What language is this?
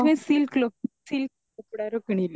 Odia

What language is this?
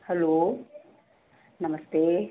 Hindi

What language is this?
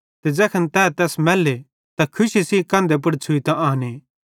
Bhadrawahi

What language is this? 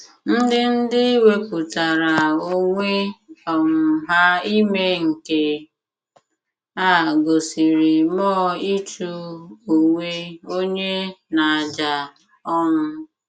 Igbo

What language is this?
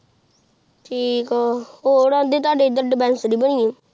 Punjabi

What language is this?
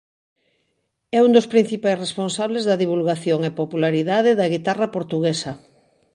Galician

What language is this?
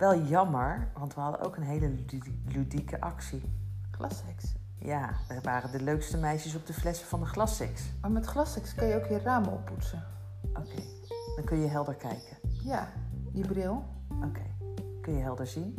Dutch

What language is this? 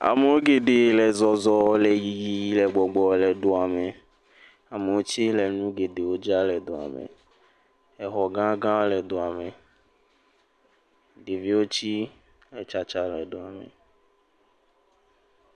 Ewe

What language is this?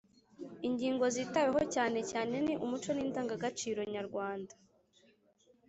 Kinyarwanda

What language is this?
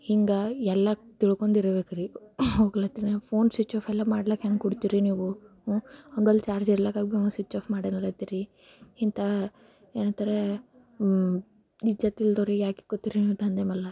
Kannada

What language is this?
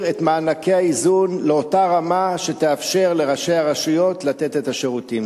Hebrew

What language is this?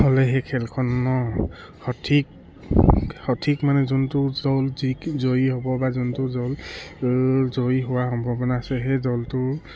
Assamese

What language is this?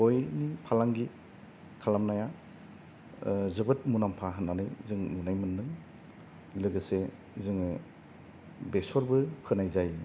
Bodo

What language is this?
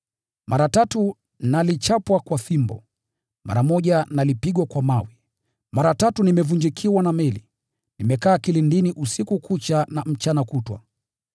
Swahili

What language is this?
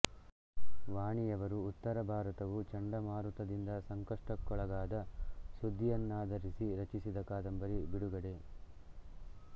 Kannada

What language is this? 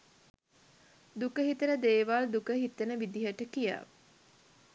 Sinhala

